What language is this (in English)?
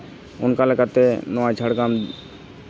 Santali